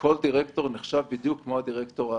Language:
Hebrew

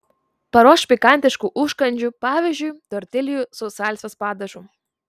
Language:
Lithuanian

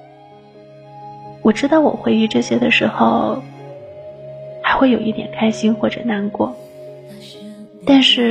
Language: Chinese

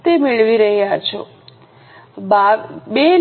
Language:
Gujarati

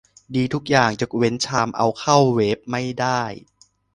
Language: Thai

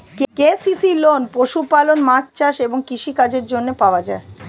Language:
Bangla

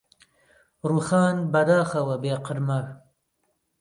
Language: Central Kurdish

